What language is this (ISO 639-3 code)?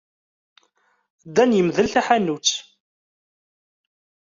kab